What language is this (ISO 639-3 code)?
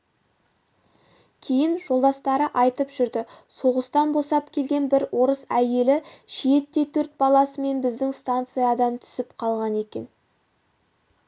kaz